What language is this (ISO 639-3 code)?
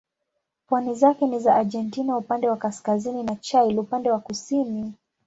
swa